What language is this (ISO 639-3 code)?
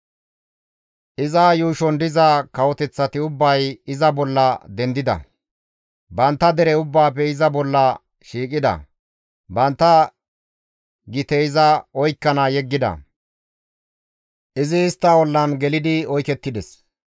gmv